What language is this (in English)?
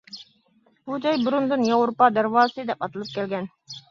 Uyghur